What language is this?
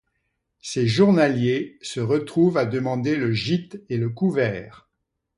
French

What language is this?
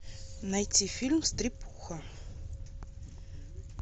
Russian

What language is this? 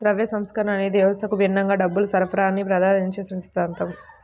Telugu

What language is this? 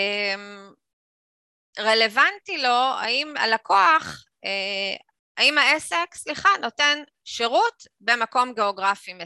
Hebrew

